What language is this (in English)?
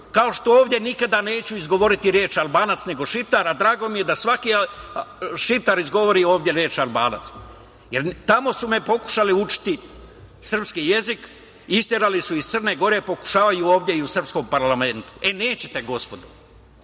Serbian